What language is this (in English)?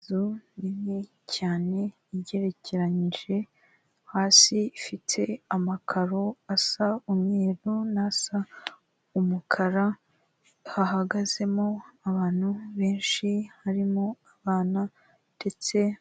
Kinyarwanda